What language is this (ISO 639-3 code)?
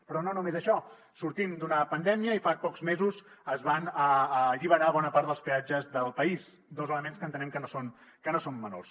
cat